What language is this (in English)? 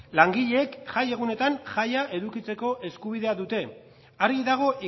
Basque